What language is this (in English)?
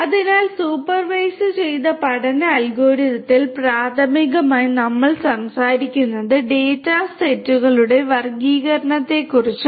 Malayalam